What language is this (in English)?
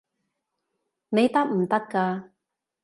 Cantonese